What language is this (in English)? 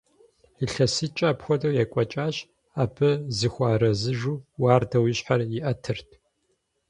Kabardian